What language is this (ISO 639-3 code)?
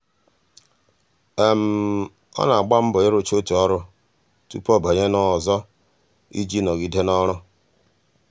ibo